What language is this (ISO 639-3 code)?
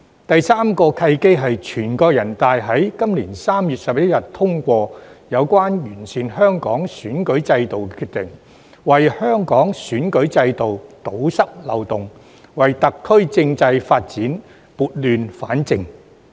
yue